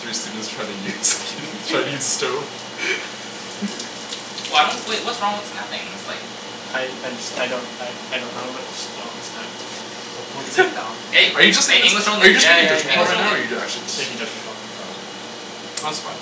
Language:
English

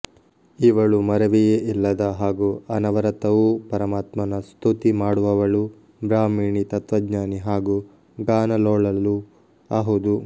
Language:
Kannada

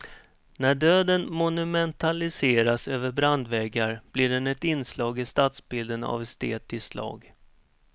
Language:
Swedish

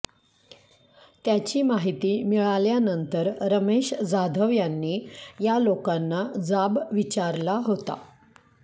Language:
Marathi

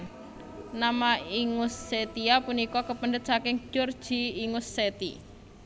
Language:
Javanese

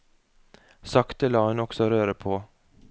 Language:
Norwegian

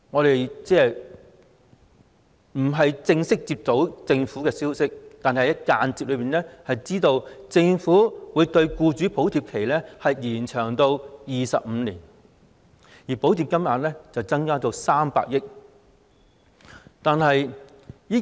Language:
Cantonese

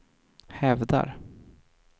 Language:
Swedish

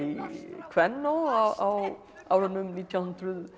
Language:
Icelandic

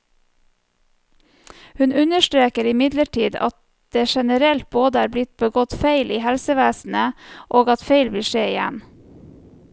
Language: Norwegian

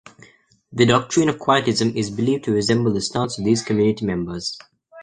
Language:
English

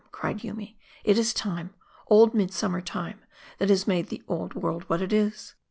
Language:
English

